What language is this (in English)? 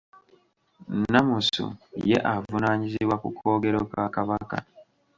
Ganda